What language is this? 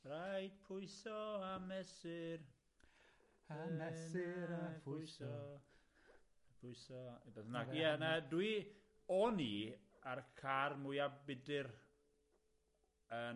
Welsh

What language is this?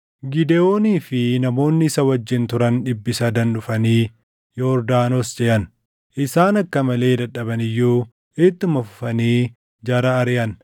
Oromo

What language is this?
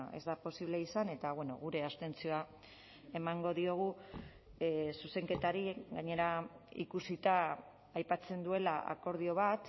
Basque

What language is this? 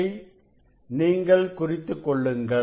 Tamil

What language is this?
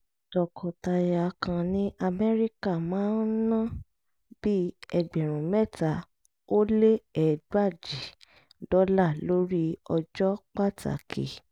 Yoruba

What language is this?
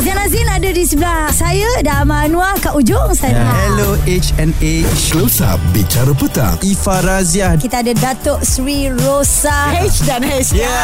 Malay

